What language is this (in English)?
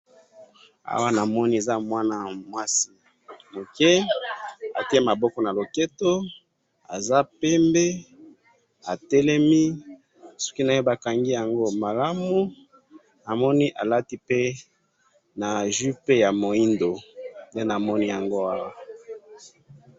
Lingala